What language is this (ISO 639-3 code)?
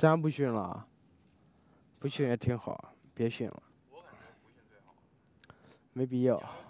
zho